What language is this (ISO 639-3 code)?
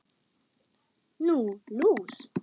isl